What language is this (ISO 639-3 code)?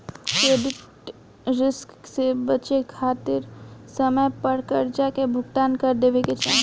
bho